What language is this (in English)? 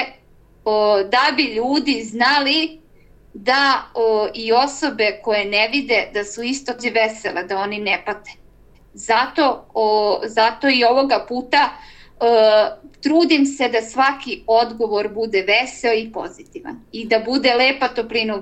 Croatian